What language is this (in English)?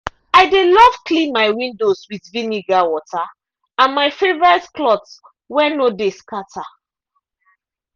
Nigerian Pidgin